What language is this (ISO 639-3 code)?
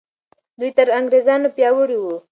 pus